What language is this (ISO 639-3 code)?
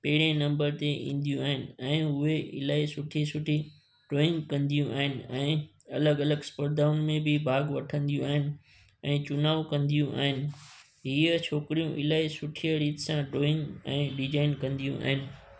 snd